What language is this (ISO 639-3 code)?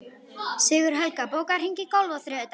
isl